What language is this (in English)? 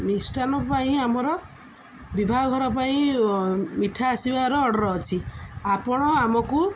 Odia